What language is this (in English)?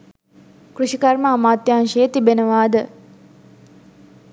Sinhala